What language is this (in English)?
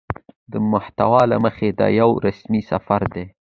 Pashto